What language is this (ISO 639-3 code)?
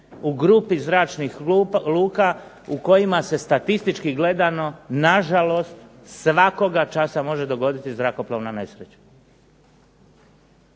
hrv